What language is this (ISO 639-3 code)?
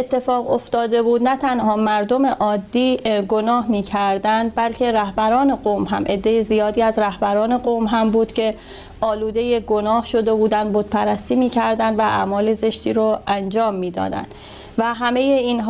fas